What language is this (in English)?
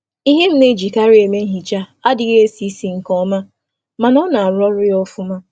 Igbo